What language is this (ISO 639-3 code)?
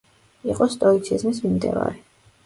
kat